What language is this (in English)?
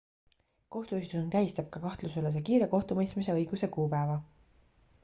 Estonian